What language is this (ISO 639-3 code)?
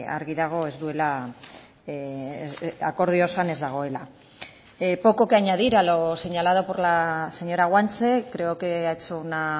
spa